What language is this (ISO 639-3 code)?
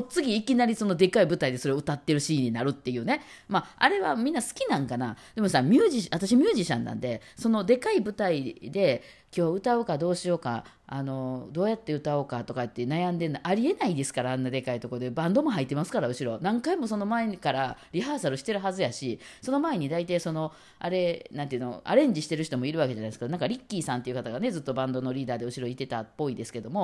jpn